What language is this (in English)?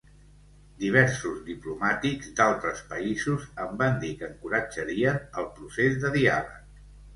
Catalan